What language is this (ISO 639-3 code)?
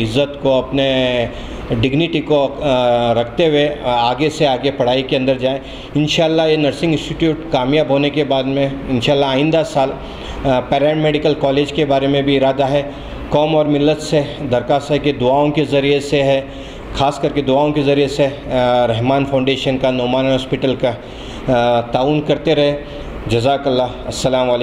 hin